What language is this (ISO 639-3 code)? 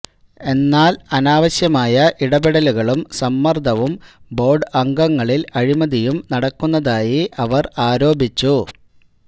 mal